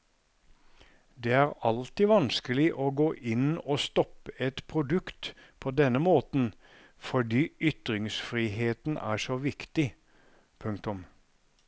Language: Norwegian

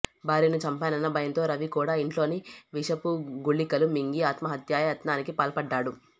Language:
Telugu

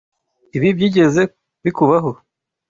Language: Kinyarwanda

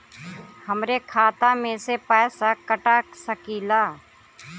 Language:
Bhojpuri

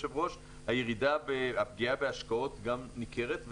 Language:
Hebrew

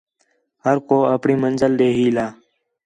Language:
Khetrani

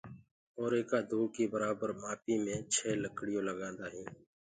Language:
Gurgula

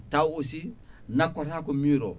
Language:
Fula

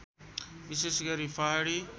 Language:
Nepali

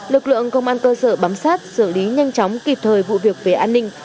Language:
Vietnamese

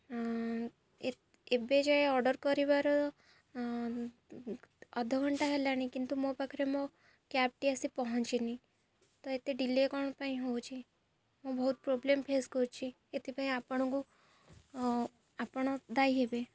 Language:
Odia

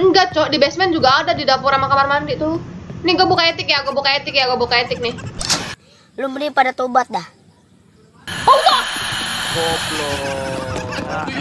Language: Indonesian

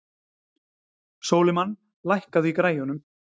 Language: Icelandic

